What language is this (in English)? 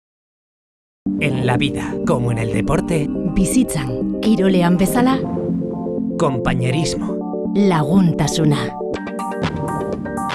Spanish